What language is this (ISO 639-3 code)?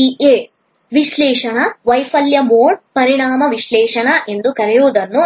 kan